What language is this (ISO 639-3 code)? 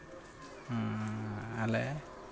sat